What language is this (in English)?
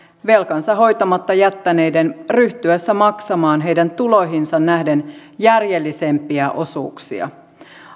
Finnish